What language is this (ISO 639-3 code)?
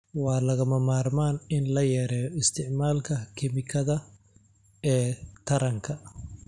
som